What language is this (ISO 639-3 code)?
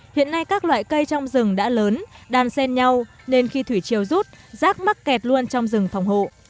vie